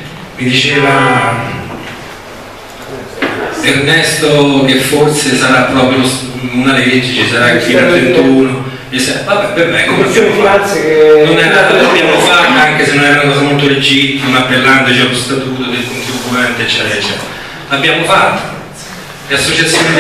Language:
Italian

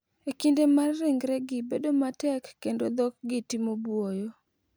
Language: Luo (Kenya and Tanzania)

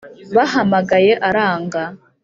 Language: Kinyarwanda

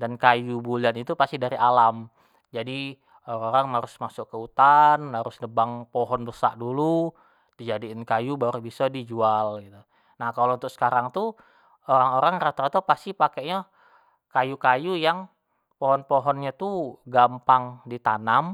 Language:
Jambi Malay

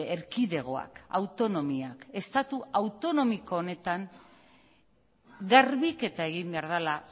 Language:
Basque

